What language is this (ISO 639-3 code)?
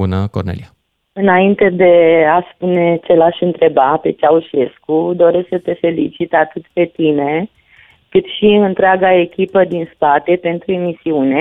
ron